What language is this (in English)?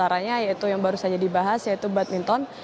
Indonesian